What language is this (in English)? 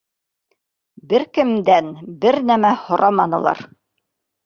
Bashkir